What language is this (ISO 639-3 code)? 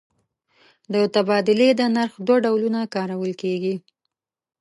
pus